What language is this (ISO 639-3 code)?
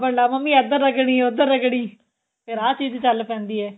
pan